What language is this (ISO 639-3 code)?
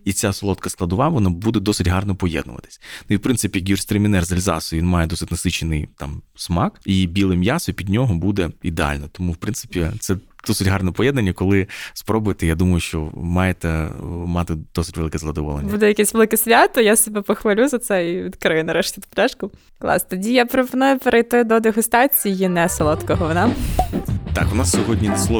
ukr